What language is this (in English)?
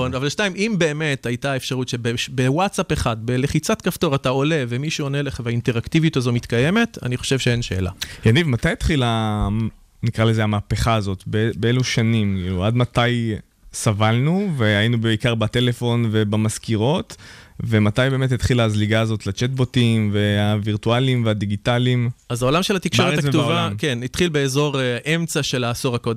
Hebrew